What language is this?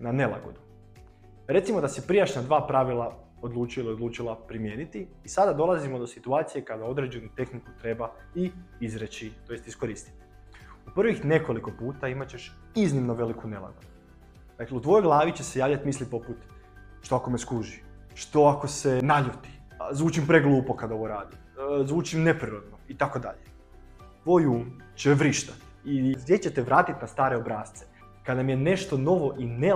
Croatian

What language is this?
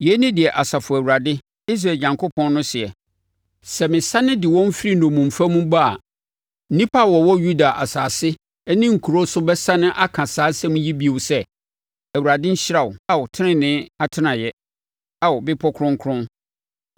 Akan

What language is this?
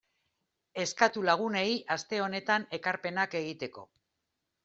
Basque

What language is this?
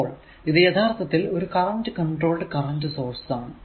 Malayalam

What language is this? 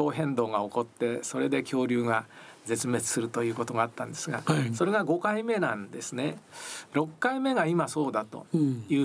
Japanese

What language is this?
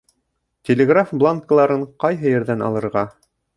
Bashkir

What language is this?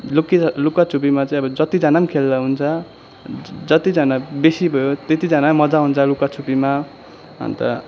Nepali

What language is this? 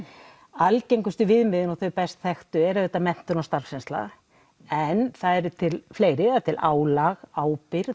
Icelandic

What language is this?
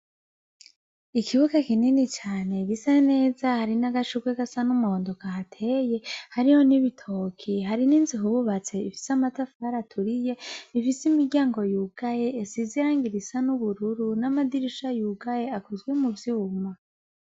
Rundi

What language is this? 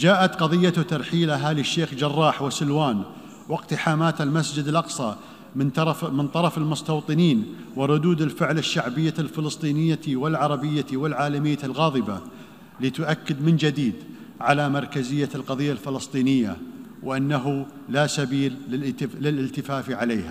Arabic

